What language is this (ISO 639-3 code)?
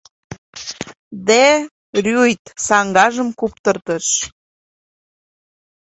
chm